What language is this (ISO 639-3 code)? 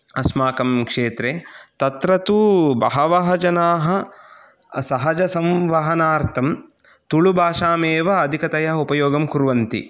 san